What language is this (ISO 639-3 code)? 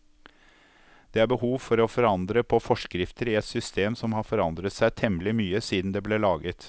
nor